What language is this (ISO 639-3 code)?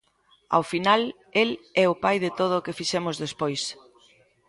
glg